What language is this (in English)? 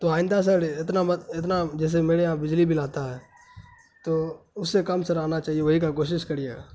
Urdu